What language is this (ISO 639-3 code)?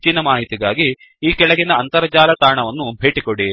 kan